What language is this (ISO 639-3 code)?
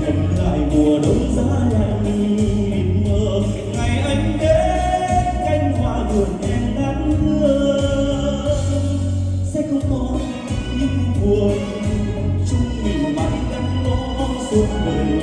vie